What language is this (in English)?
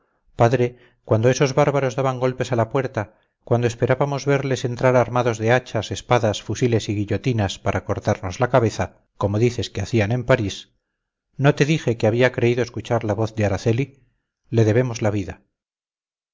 Spanish